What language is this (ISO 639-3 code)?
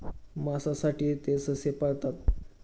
mar